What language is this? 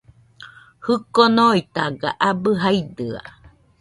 Nüpode Huitoto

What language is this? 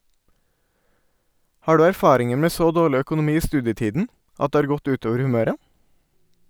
Norwegian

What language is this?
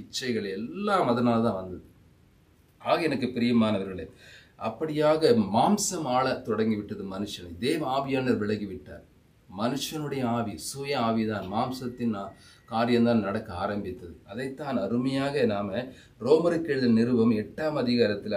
Hindi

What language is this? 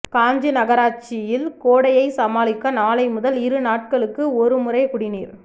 Tamil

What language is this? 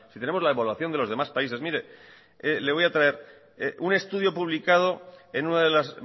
Spanish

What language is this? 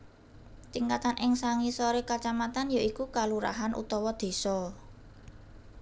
Javanese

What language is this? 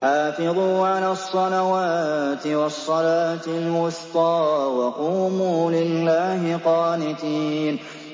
Arabic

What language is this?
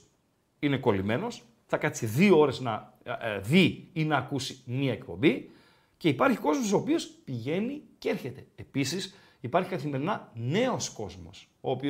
Greek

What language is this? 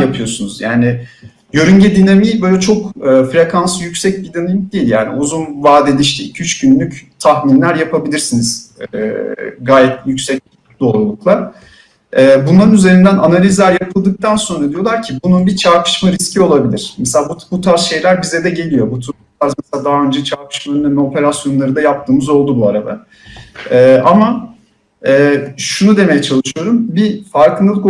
Turkish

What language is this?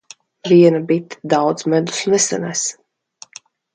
Latvian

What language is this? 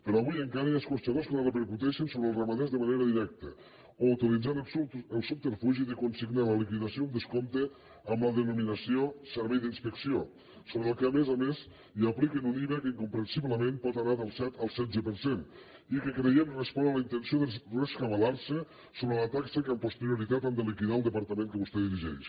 Catalan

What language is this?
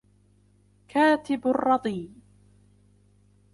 Arabic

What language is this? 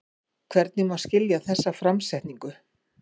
Icelandic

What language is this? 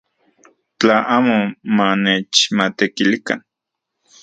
Central Puebla Nahuatl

